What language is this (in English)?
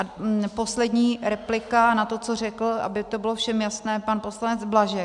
Czech